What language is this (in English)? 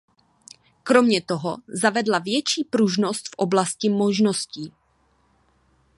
Czech